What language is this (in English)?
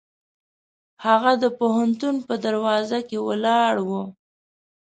Pashto